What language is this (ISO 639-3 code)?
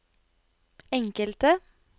nor